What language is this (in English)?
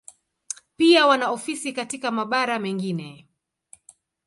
Swahili